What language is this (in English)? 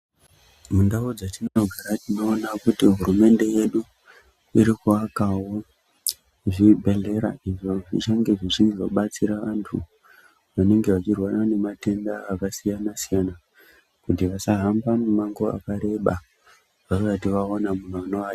Ndau